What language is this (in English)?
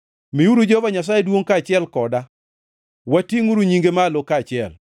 Luo (Kenya and Tanzania)